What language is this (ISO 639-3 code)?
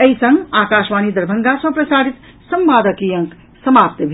mai